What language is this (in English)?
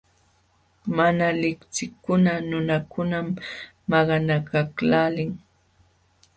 Jauja Wanca Quechua